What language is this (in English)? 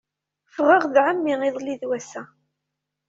Kabyle